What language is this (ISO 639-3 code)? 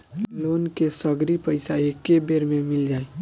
bho